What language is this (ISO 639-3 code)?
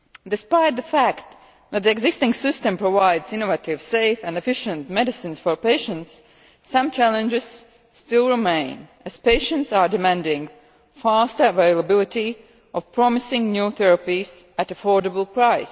eng